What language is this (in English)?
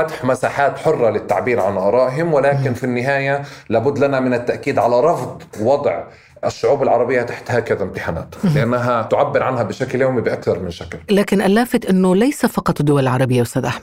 Arabic